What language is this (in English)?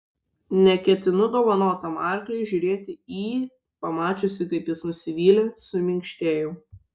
Lithuanian